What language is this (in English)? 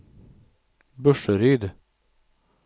Swedish